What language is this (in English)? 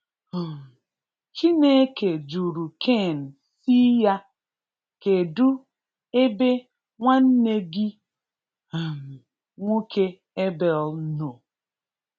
Igbo